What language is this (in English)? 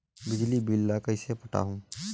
Chhattisgarhi